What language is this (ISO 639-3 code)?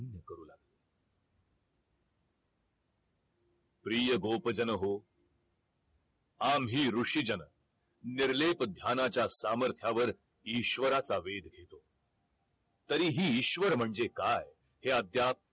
mar